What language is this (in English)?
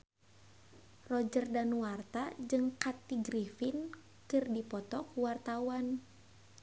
Sundanese